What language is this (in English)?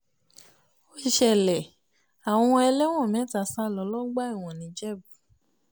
Yoruba